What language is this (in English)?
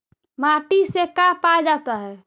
Magahi